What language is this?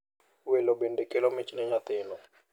Luo (Kenya and Tanzania)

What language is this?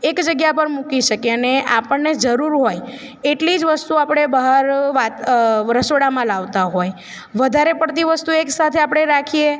Gujarati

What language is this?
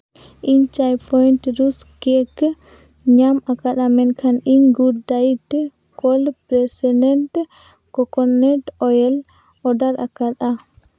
Santali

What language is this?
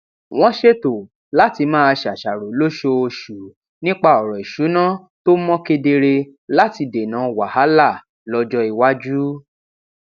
Yoruba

